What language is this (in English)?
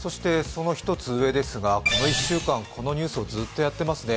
Japanese